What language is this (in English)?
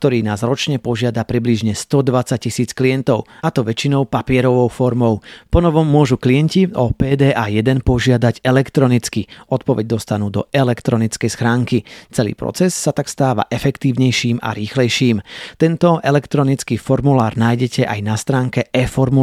Slovak